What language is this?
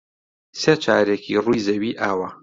Central Kurdish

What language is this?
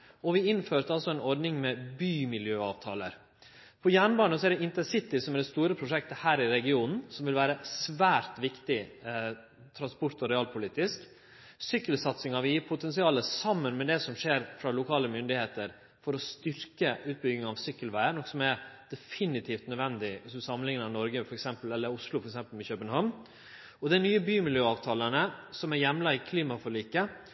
Norwegian Nynorsk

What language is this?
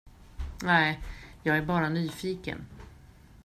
Swedish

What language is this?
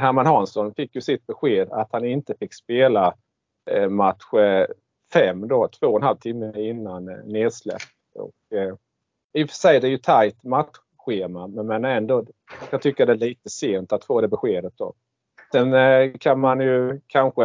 Swedish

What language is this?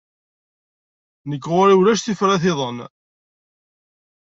Kabyle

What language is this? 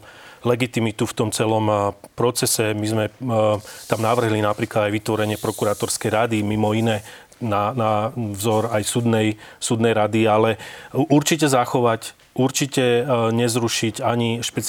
Slovak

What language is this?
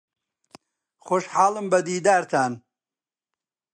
Central Kurdish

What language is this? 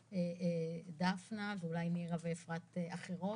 Hebrew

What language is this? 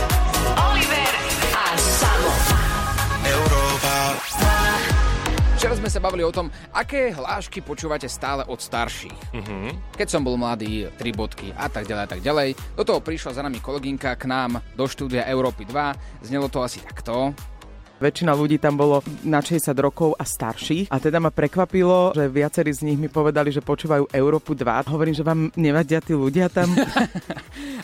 Slovak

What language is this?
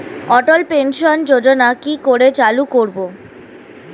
Bangla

